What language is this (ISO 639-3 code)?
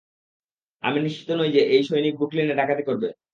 ben